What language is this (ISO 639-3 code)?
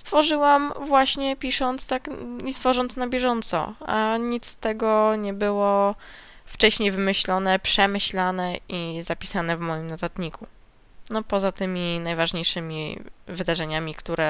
pol